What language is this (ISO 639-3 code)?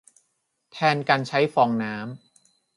tha